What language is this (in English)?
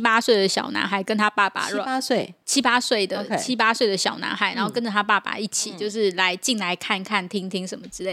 Chinese